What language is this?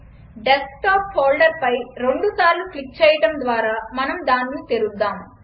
Telugu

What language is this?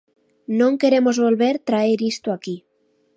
Galician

